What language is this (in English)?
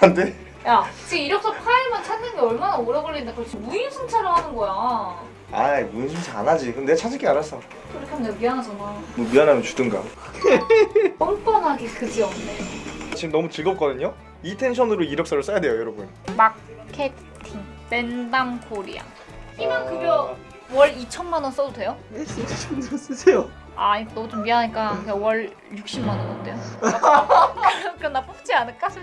Korean